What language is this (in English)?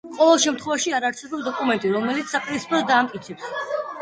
Georgian